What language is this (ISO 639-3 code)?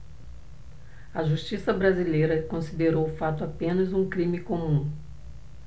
por